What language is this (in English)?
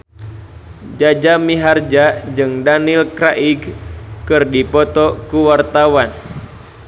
Sundanese